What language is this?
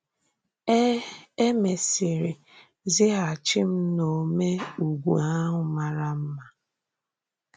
Igbo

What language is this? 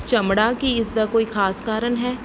Punjabi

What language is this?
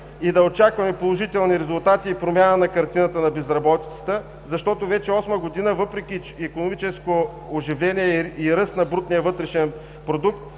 Bulgarian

